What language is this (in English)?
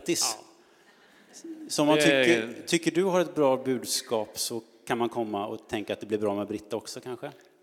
Swedish